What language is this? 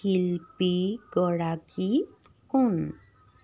Assamese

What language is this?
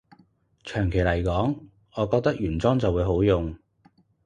Cantonese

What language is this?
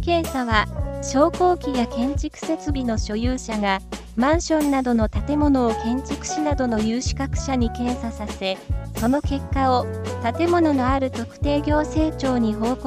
Japanese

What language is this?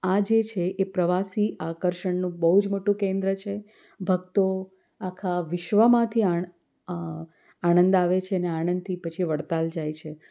Gujarati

